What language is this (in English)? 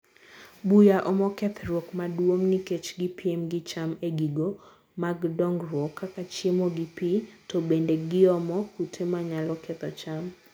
Luo (Kenya and Tanzania)